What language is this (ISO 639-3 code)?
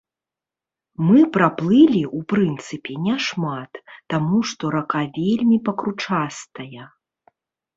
bel